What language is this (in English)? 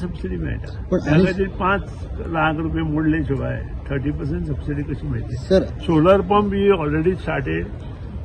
Marathi